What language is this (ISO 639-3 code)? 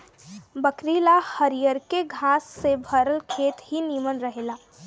bho